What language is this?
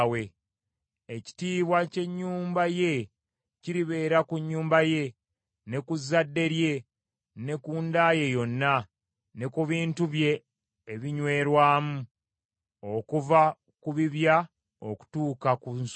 Ganda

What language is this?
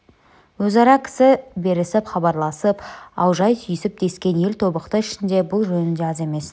Kazakh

